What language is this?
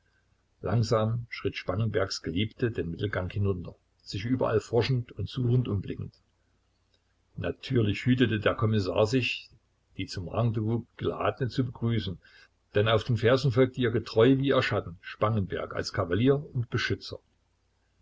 German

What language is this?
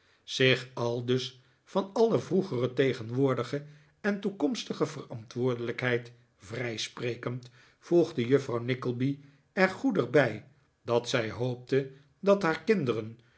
Dutch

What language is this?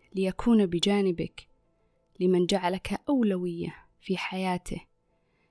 Arabic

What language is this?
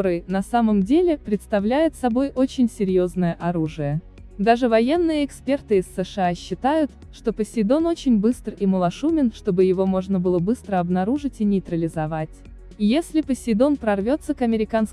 Russian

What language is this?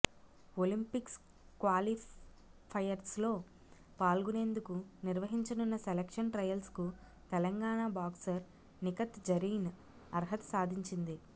Telugu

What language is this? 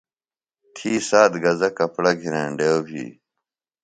Phalura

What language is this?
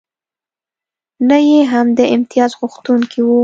Pashto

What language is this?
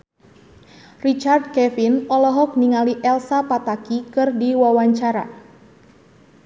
Sundanese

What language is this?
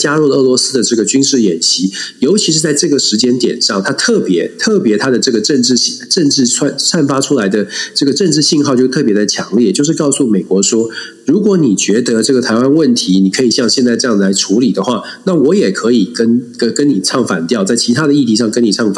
Chinese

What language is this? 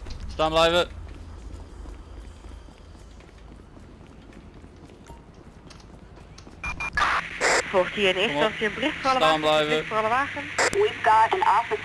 Dutch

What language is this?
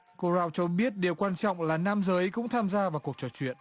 Vietnamese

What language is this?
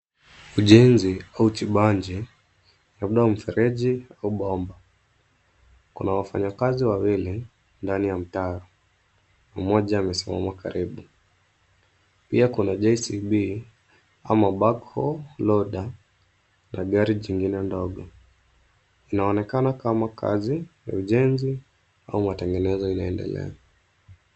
Swahili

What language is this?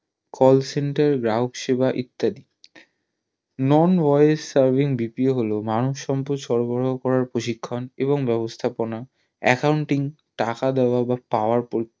Bangla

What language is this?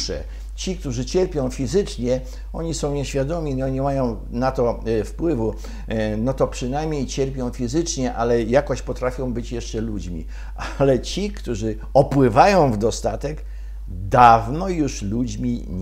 Polish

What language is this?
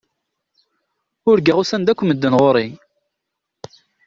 Kabyle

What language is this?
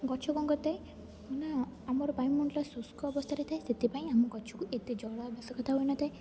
Odia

